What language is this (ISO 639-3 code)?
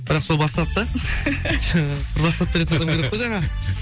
kaz